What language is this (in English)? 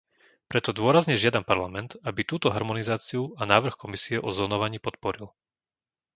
Slovak